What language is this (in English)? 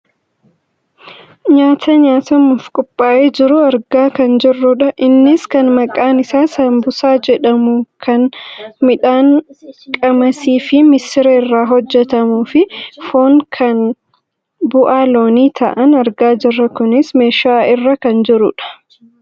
Oromo